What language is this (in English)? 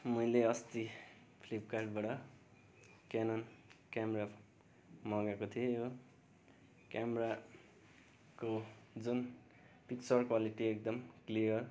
Nepali